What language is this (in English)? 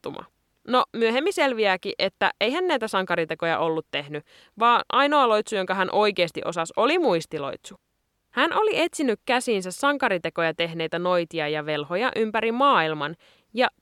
Finnish